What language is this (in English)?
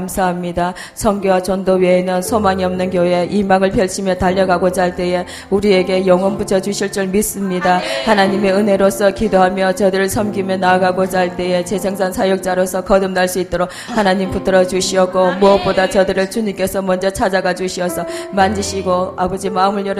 Korean